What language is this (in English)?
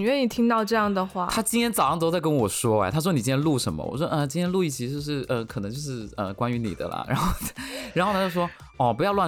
Chinese